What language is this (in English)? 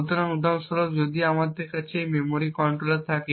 Bangla